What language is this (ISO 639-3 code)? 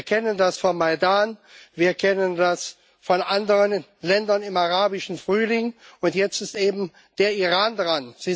deu